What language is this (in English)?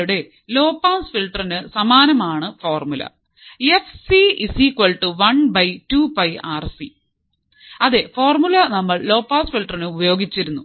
Malayalam